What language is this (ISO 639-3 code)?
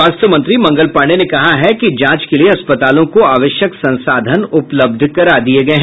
hin